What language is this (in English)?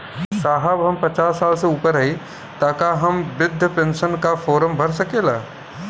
Bhojpuri